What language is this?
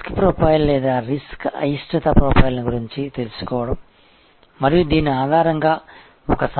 Telugu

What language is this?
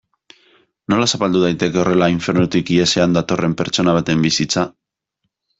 Basque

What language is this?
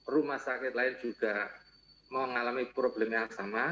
Indonesian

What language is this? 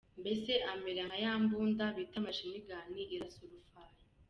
Kinyarwanda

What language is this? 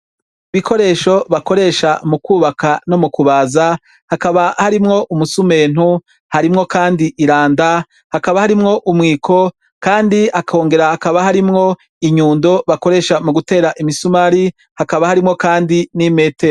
Rundi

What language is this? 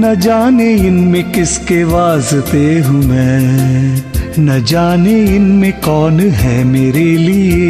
Hindi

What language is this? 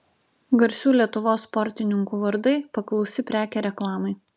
Lithuanian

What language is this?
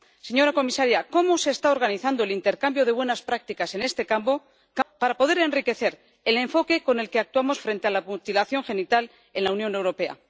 Spanish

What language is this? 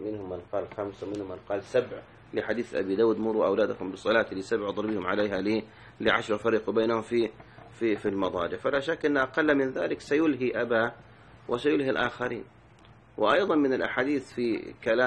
Arabic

